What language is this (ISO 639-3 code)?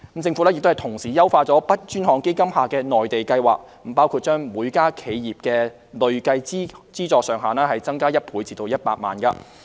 yue